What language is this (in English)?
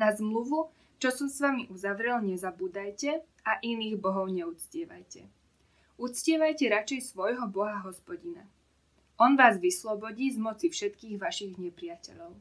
Slovak